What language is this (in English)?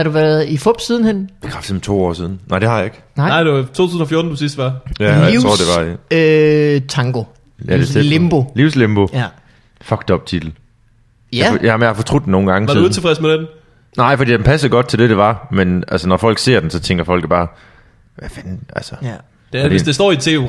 Danish